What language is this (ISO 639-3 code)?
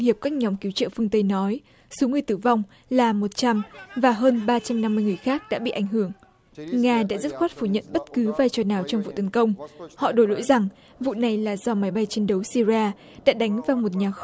vie